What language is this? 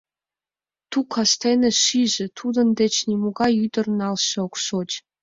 Mari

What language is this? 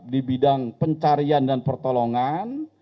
Indonesian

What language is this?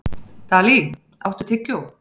Icelandic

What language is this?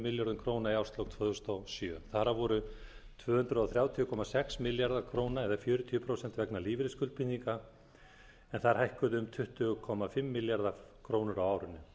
Icelandic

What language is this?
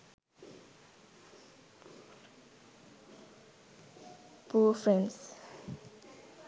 Sinhala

